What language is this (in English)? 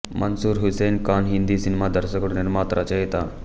Telugu